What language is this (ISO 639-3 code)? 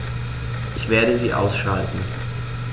deu